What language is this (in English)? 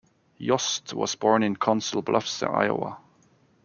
English